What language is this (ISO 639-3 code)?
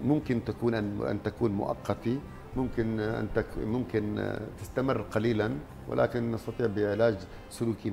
ara